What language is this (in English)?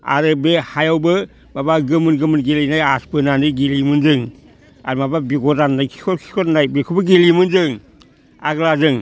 Bodo